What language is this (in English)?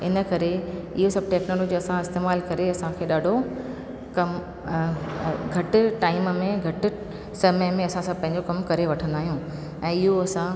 Sindhi